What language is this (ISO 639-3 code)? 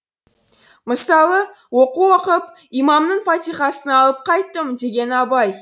kaz